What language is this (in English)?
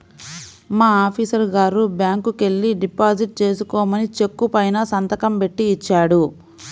Telugu